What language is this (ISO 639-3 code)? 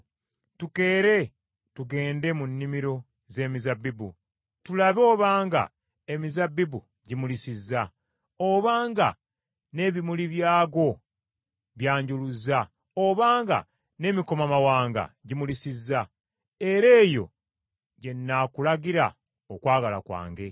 lug